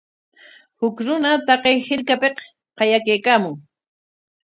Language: Corongo Ancash Quechua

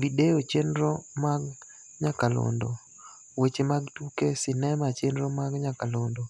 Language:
Luo (Kenya and Tanzania)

